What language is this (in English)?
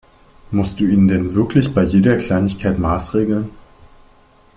German